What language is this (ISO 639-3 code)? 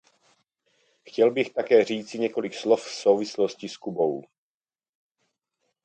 ces